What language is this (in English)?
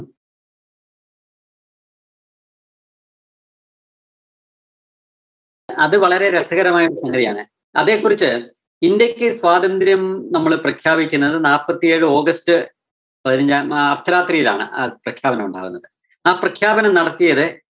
Malayalam